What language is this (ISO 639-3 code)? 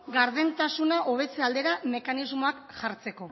eus